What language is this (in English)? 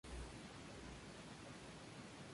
Spanish